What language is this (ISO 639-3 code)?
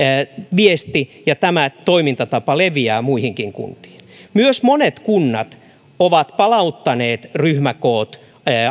fin